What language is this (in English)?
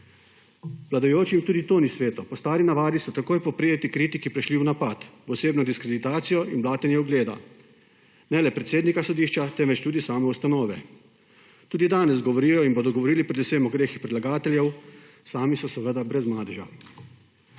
Slovenian